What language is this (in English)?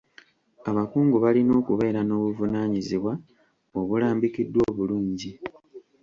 Ganda